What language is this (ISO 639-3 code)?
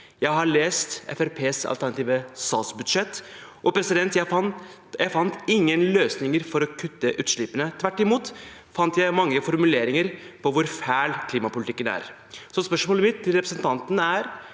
nor